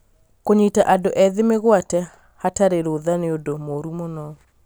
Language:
Kikuyu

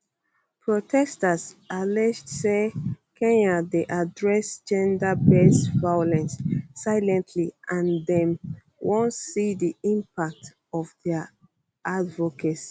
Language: Nigerian Pidgin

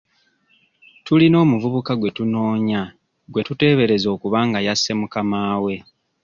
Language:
Ganda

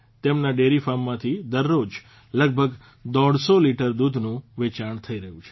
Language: Gujarati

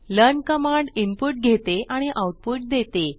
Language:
Marathi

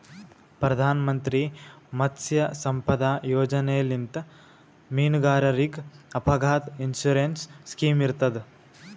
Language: Kannada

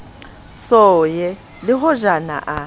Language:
Southern Sotho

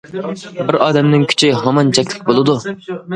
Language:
Uyghur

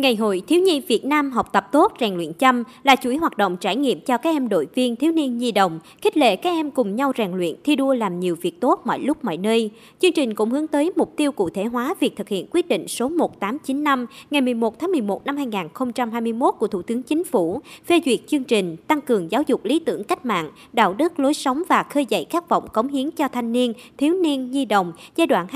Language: Vietnamese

